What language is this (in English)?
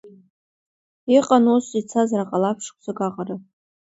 Abkhazian